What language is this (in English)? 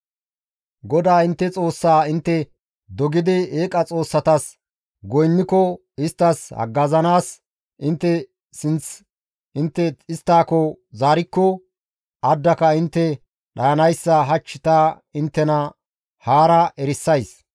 Gamo